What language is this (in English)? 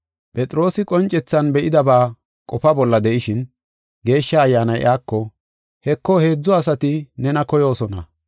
Gofa